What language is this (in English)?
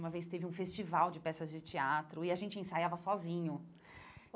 Portuguese